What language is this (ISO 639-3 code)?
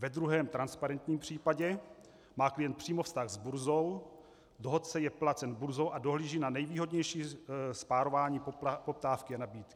ces